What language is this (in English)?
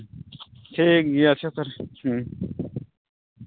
Santali